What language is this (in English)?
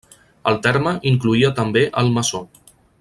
Catalan